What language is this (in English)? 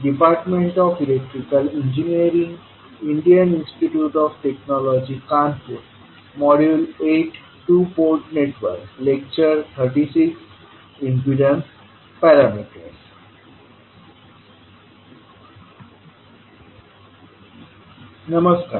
Marathi